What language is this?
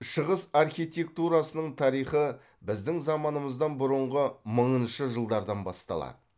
Kazakh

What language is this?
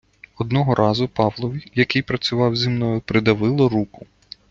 Ukrainian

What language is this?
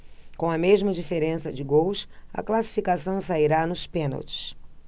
Portuguese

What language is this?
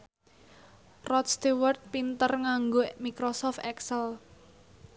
Javanese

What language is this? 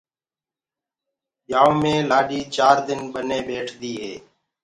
Gurgula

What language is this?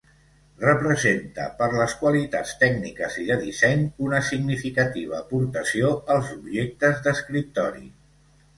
Catalan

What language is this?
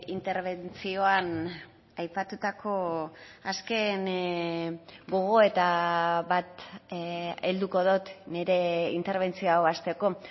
Basque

